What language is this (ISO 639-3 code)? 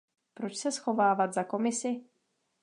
ces